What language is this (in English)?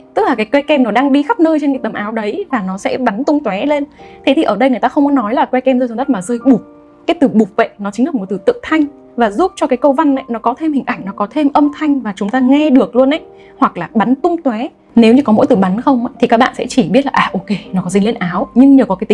Vietnamese